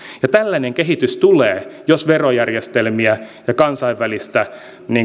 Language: Finnish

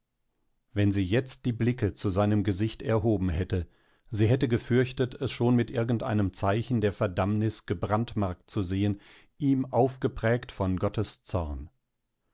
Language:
German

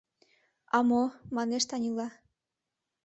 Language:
Mari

